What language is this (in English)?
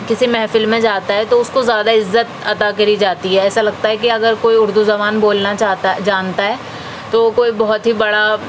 Urdu